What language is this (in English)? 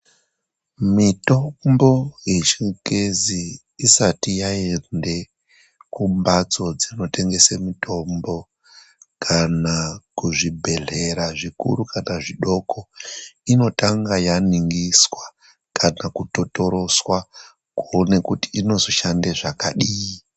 Ndau